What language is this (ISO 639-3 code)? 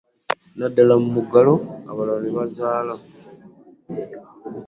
lug